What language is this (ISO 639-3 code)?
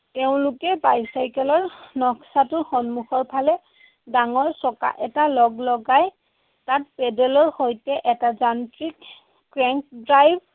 asm